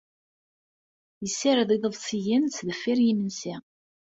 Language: Kabyle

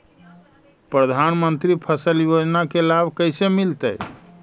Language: Magahi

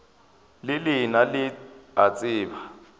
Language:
Northern Sotho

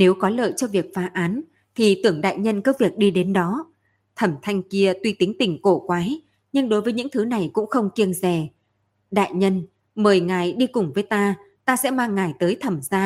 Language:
Vietnamese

